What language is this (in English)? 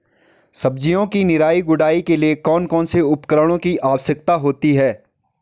Hindi